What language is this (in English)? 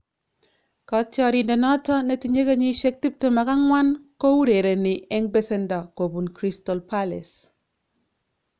Kalenjin